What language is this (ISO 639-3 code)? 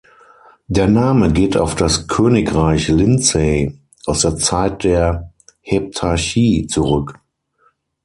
deu